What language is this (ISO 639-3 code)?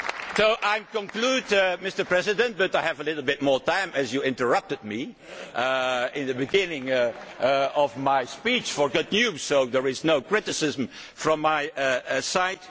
eng